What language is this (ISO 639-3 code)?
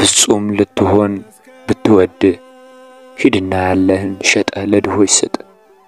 ara